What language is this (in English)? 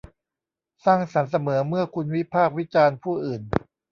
Thai